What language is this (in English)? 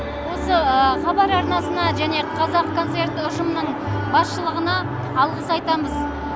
Kazakh